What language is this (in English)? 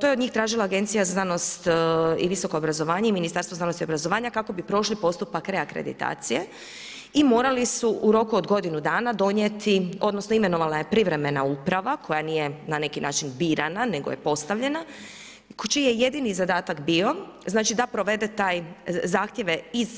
Croatian